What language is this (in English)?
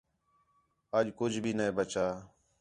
Khetrani